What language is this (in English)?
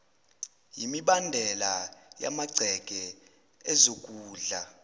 Zulu